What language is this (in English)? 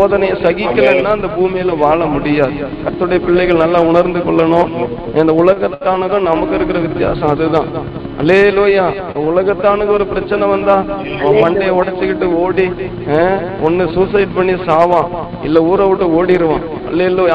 Tamil